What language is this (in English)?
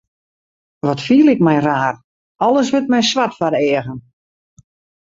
Western Frisian